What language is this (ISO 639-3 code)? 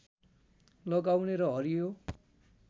nep